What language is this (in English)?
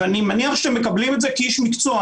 Hebrew